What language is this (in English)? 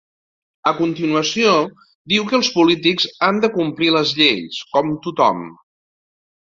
Catalan